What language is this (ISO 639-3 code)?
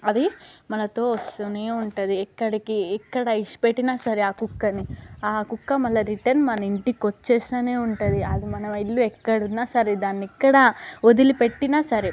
tel